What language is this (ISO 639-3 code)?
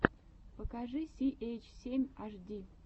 rus